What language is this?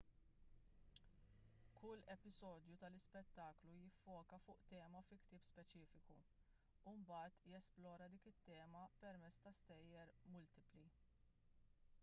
Maltese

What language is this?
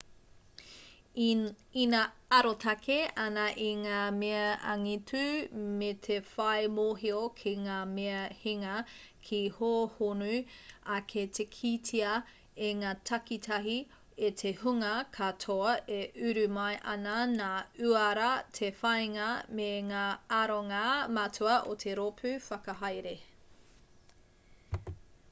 Māori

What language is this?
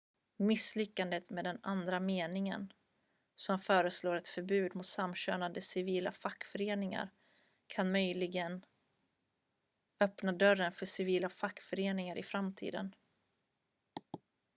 Swedish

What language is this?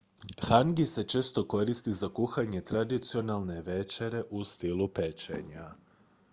Croatian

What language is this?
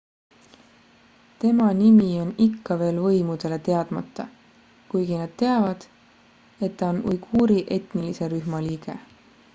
Estonian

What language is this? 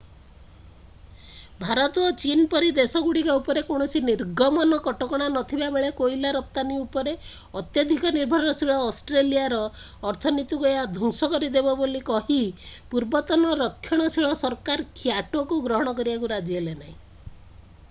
Odia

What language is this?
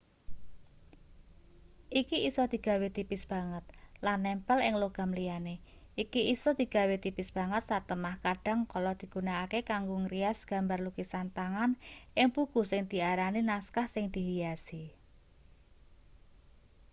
Javanese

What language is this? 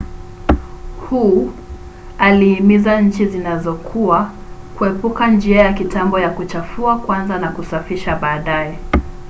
Swahili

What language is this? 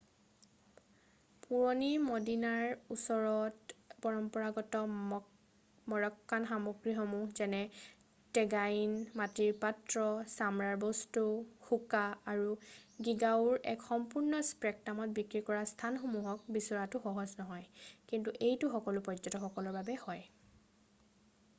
Assamese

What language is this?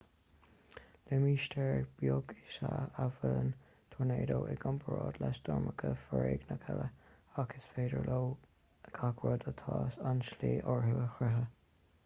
Irish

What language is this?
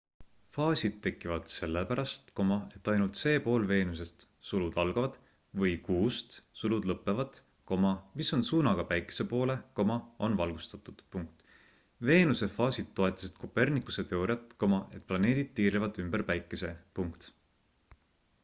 Estonian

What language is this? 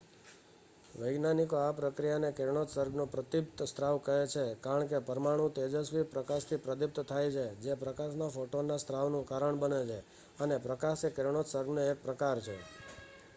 Gujarati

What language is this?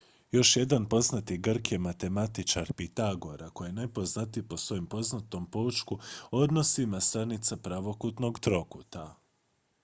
Croatian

